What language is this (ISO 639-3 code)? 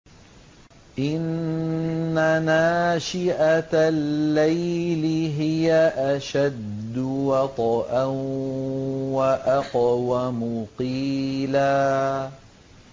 ara